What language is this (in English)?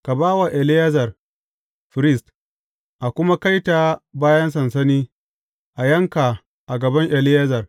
Hausa